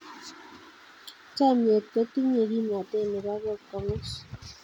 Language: Kalenjin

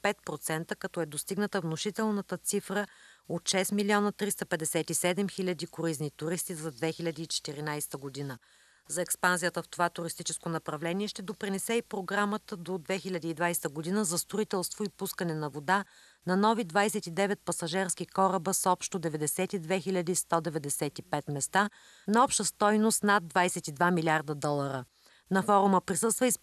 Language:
Bulgarian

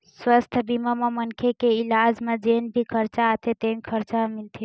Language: Chhattisgarhi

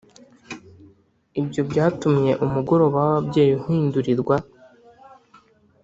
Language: Kinyarwanda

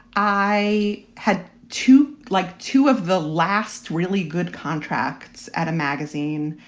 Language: English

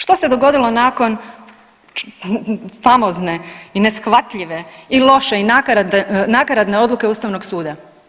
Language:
Croatian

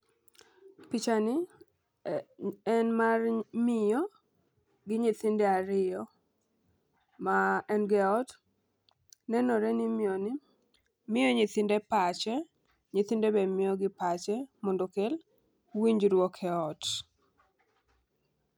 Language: Luo (Kenya and Tanzania)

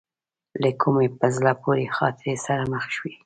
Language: Pashto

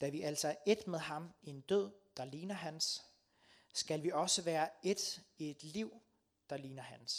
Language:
Danish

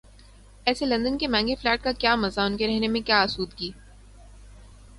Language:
Urdu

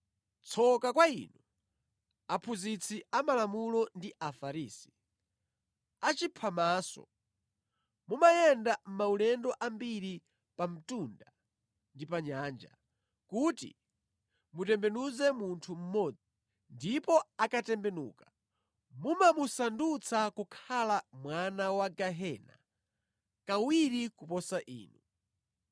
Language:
Nyanja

